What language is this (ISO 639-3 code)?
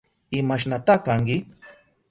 qup